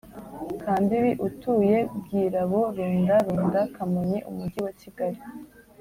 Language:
Kinyarwanda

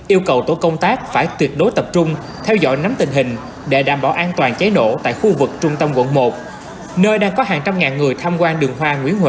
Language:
Vietnamese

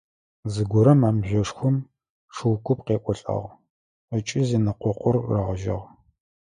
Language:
Adyghe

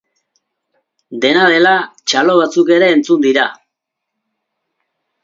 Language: Basque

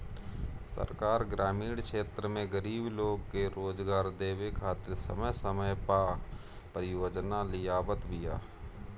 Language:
Bhojpuri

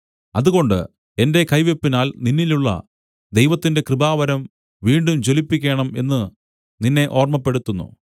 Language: Malayalam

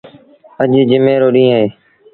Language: Sindhi Bhil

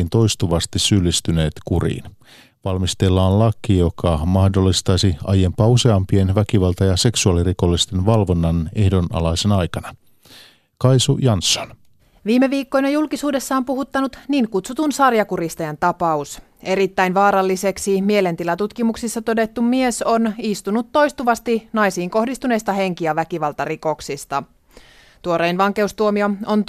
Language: Finnish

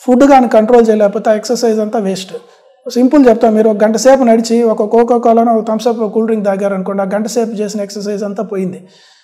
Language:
Telugu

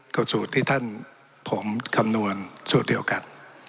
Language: Thai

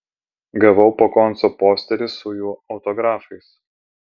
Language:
Lithuanian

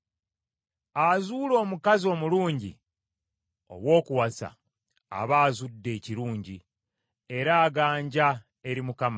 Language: Ganda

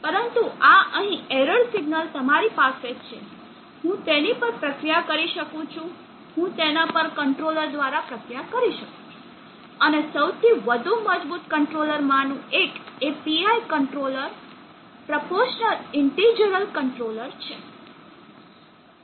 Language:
Gujarati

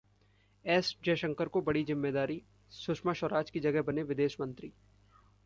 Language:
Hindi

